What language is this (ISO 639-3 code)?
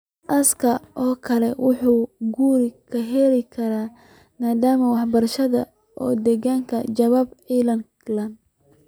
som